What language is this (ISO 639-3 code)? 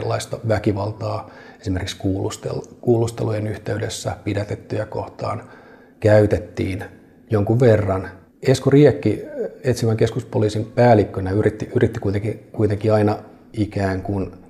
fin